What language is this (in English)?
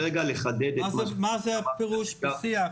Hebrew